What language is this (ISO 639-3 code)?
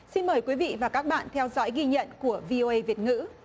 vie